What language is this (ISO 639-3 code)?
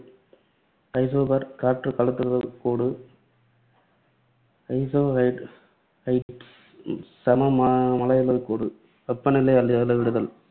tam